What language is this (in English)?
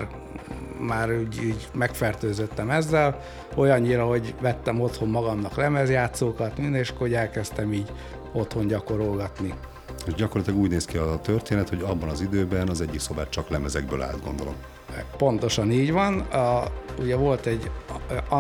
Hungarian